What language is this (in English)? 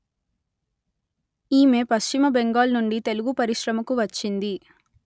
Telugu